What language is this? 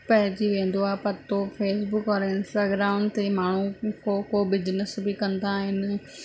Sindhi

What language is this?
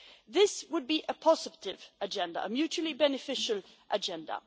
English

